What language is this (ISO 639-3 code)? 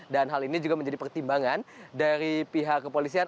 ind